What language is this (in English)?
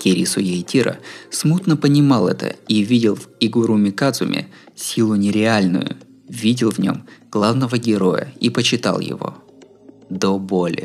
Russian